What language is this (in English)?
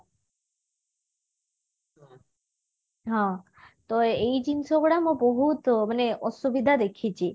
Odia